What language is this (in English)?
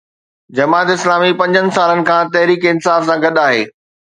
Sindhi